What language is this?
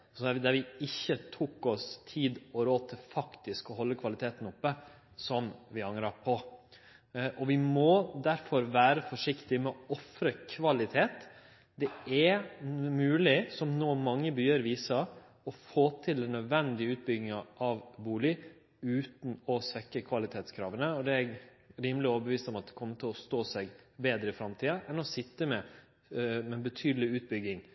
Norwegian Nynorsk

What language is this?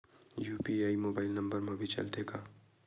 Chhattisgarhi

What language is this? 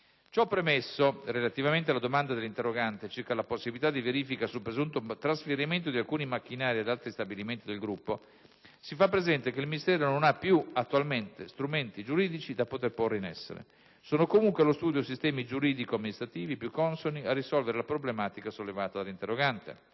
Italian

